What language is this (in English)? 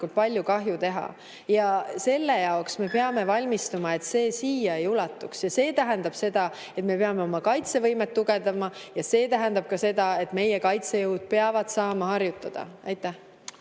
Estonian